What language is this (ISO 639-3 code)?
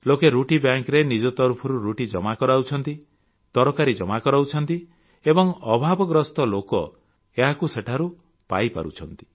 ori